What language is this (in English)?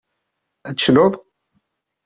Kabyle